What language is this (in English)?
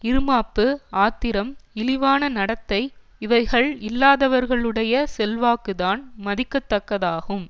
Tamil